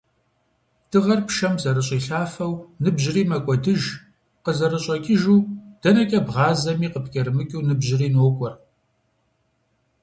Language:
Kabardian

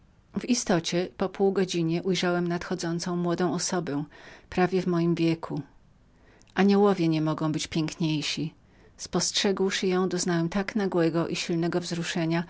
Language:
Polish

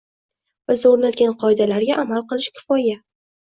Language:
Uzbek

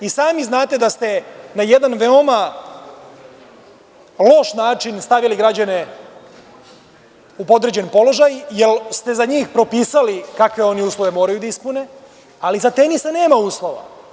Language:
Serbian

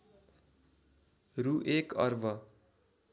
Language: Nepali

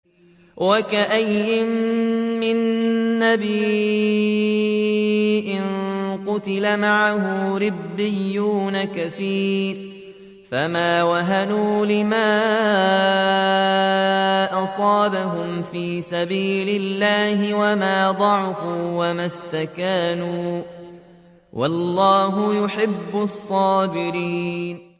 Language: Arabic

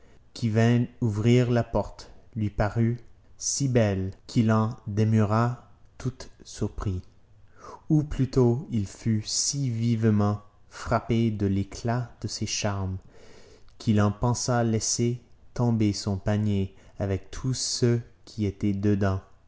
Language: French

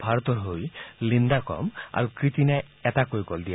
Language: Assamese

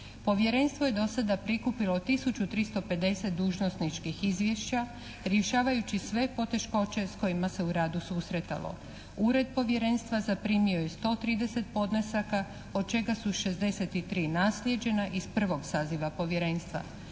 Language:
Croatian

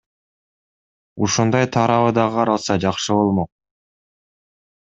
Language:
Kyrgyz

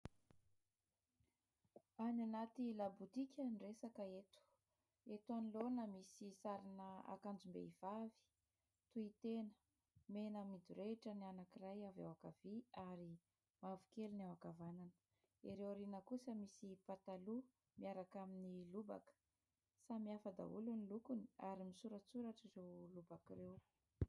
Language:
Malagasy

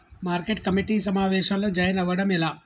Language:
Telugu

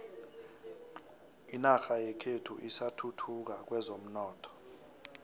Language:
South Ndebele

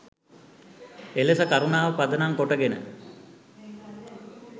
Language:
Sinhala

